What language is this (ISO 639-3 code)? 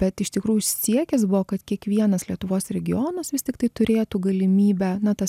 lit